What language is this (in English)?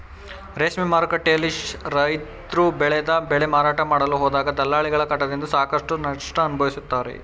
Kannada